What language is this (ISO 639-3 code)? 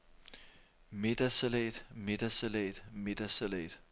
dan